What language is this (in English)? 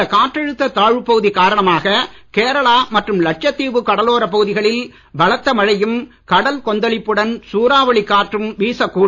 Tamil